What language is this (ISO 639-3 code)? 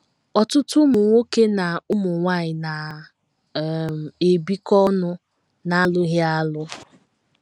ibo